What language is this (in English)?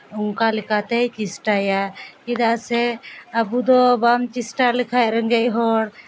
Santali